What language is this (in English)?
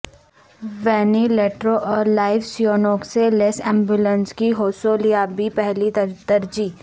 Urdu